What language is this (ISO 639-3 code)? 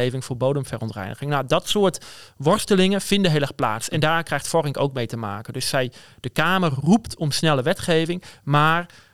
nld